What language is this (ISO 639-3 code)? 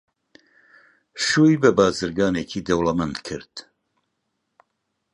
ckb